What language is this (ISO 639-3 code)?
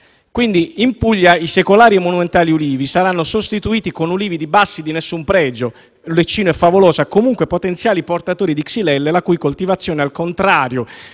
ita